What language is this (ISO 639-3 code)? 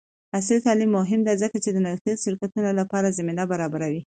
pus